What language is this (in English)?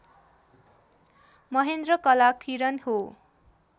Nepali